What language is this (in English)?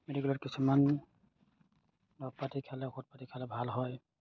Assamese